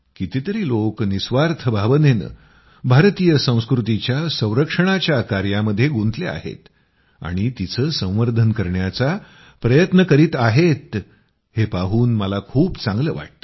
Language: Marathi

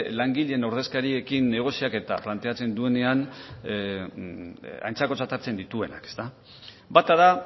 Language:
Basque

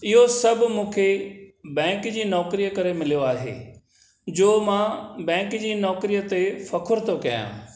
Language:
Sindhi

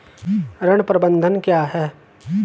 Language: Hindi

